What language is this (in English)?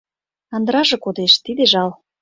Mari